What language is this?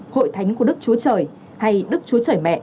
Vietnamese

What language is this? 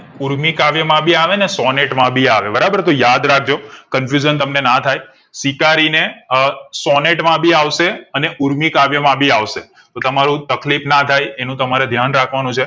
Gujarati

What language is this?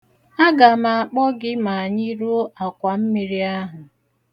Igbo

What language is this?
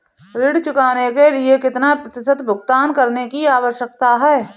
Hindi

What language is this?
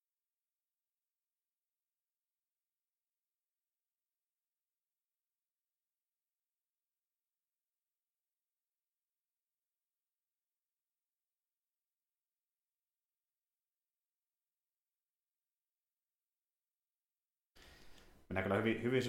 Finnish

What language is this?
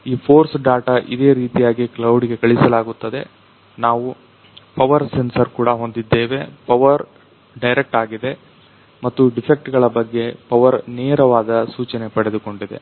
Kannada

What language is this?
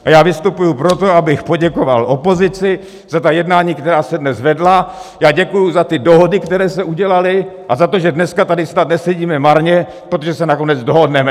Czech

